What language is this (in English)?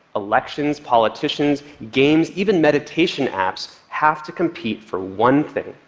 English